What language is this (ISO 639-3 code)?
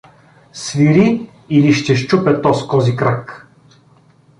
bul